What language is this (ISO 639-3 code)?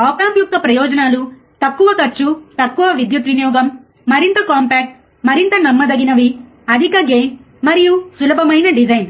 tel